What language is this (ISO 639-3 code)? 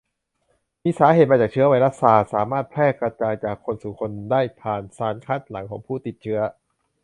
tha